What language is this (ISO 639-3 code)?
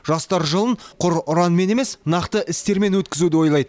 kaz